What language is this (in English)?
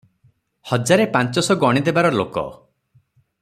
Odia